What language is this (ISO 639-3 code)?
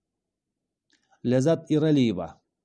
kaz